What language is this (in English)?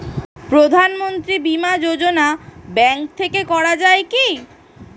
Bangla